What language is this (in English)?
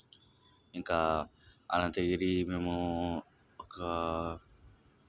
Telugu